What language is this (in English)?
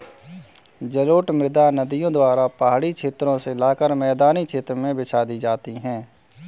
Hindi